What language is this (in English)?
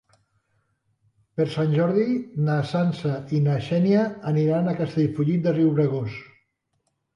Catalan